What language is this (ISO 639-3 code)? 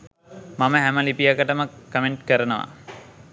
sin